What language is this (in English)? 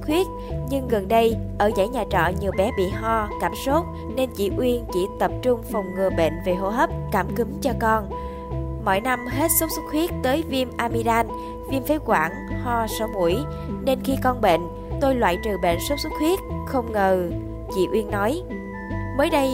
Vietnamese